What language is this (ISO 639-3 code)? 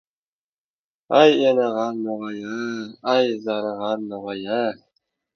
uzb